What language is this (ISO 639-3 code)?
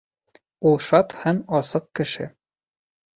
bak